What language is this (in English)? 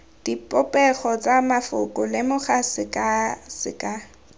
Tswana